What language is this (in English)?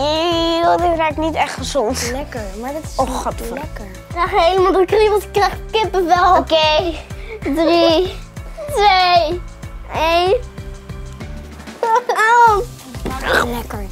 Dutch